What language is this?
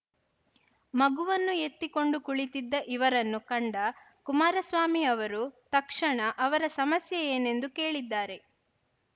Kannada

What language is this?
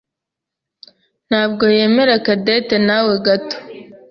Kinyarwanda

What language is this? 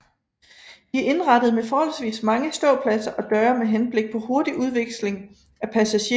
Danish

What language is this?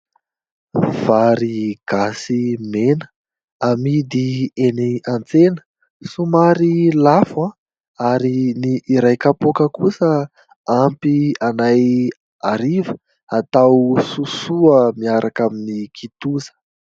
Malagasy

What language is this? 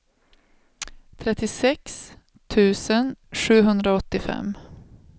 Swedish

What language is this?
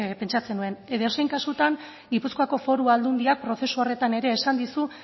Basque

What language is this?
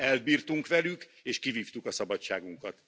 Hungarian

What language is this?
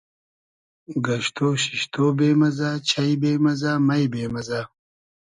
Hazaragi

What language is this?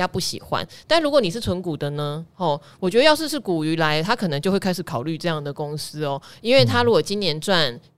Chinese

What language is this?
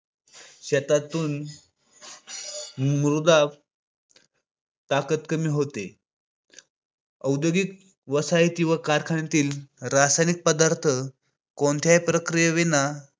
Marathi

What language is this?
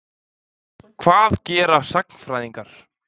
Icelandic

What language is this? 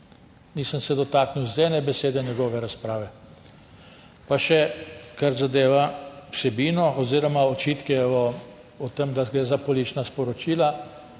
Slovenian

